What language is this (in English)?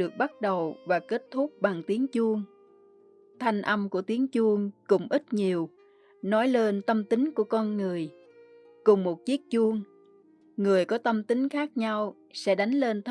Vietnamese